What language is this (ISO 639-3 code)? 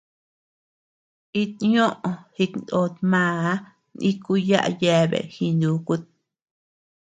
cux